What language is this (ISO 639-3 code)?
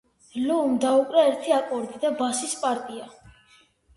kat